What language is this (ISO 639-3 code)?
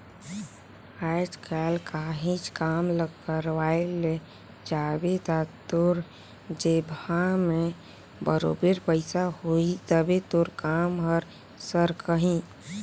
hne